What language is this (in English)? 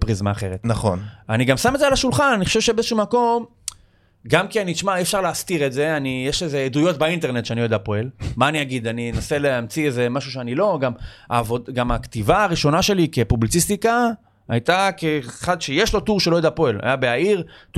Hebrew